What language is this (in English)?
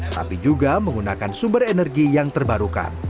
Indonesian